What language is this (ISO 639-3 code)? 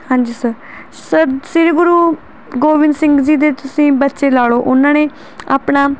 pan